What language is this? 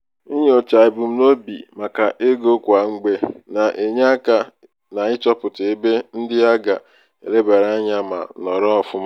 Igbo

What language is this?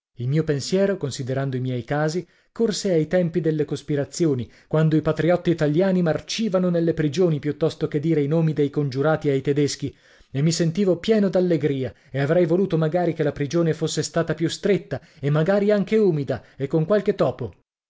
Italian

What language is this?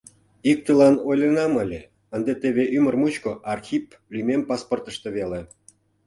Mari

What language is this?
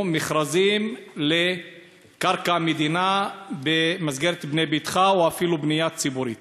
Hebrew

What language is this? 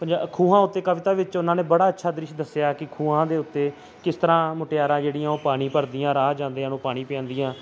Punjabi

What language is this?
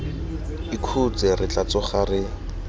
Tswana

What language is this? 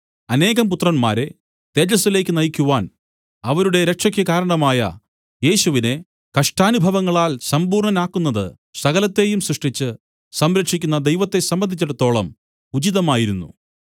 Malayalam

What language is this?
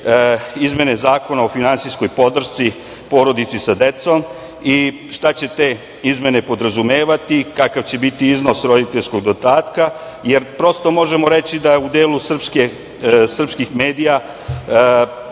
Serbian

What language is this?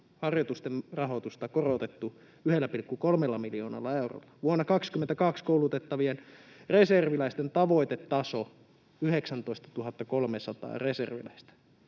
Finnish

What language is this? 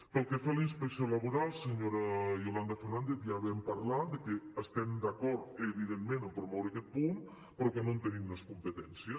Catalan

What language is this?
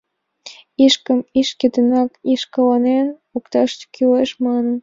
Mari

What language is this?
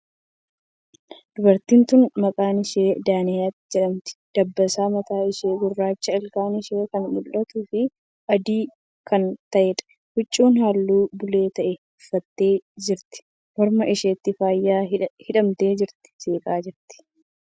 Oromo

